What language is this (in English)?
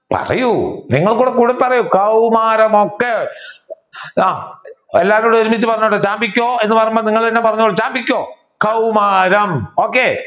Malayalam